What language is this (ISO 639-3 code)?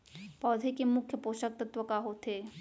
hne